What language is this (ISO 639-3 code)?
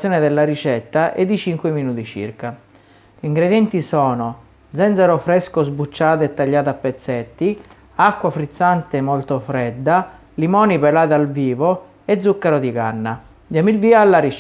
ita